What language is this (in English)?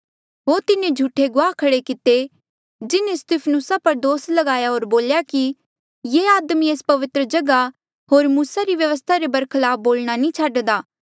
Mandeali